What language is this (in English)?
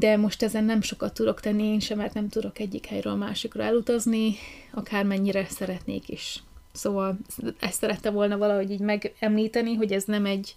Hungarian